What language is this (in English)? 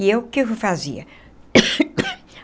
Portuguese